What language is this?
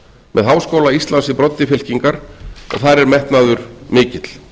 Icelandic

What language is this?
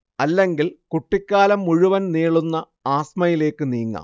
Malayalam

